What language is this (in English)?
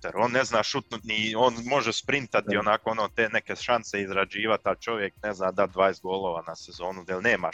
Croatian